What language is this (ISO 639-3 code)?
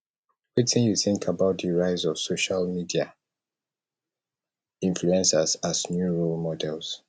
pcm